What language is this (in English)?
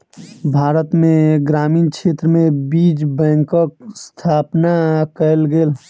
Maithili